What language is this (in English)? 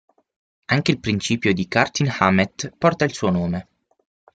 Italian